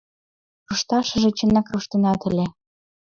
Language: Mari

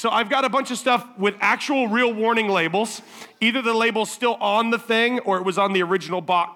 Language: English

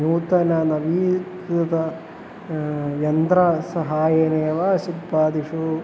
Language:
Sanskrit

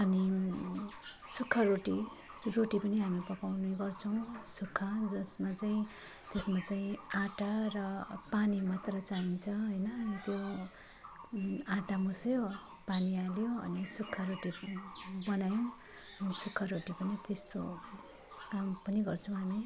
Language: Nepali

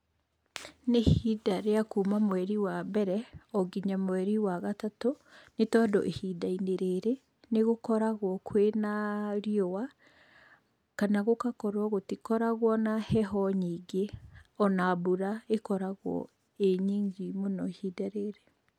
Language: Kikuyu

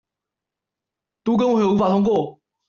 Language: Chinese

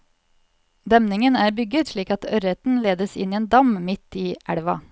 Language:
Norwegian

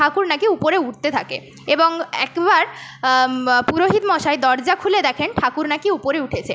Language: Bangla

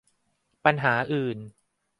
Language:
Thai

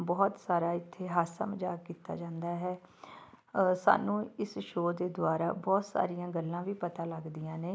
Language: Punjabi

